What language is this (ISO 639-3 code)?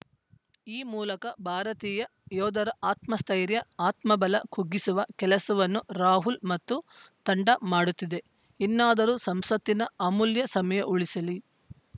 kan